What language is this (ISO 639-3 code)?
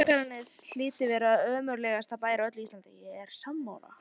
isl